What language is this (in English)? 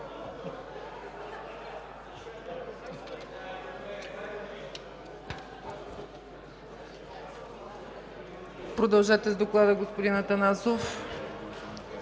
Bulgarian